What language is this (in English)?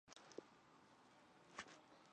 Chinese